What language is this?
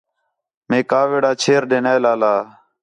Khetrani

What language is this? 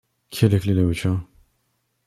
French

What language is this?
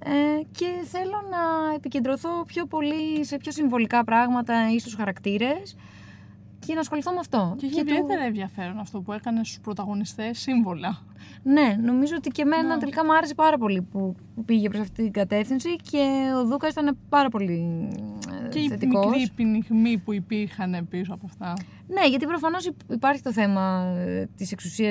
Greek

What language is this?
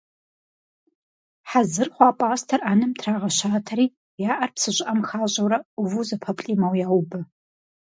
Kabardian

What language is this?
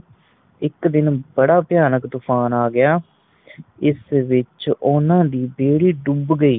Punjabi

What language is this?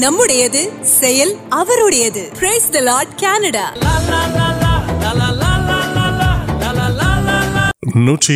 Urdu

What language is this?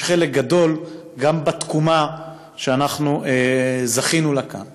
Hebrew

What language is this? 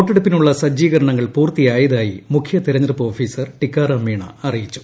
Malayalam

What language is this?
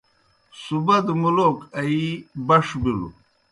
Kohistani Shina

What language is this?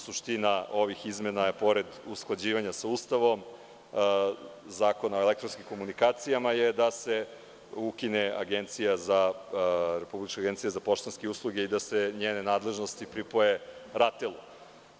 Serbian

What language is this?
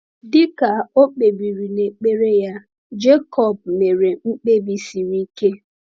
Igbo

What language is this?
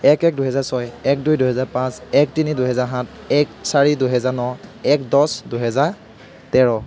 Assamese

